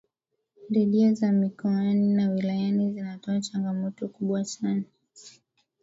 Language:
Swahili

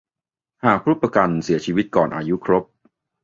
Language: Thai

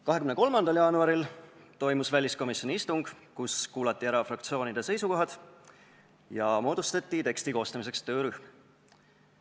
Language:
Estonian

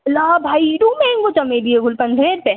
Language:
Sindhi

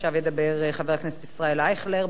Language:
Hebrew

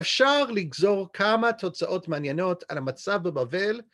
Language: Hebrew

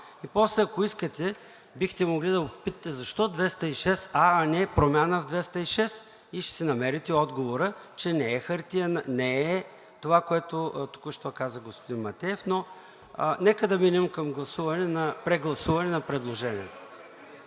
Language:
Bulgarian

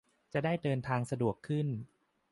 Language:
Thai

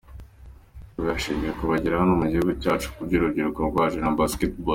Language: Kinyarwanda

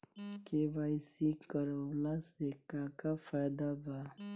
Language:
Bhojpuri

